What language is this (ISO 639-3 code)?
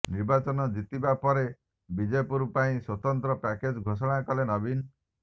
ori